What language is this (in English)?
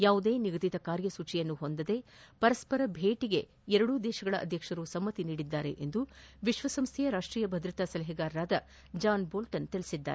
Kannada